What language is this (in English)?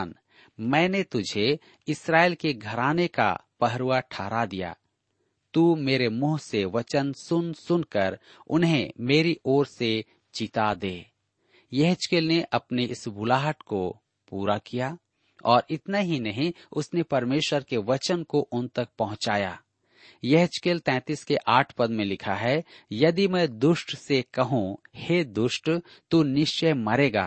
Hindi